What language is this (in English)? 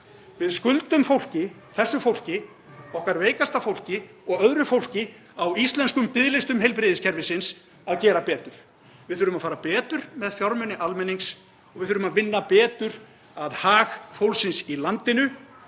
Icelandic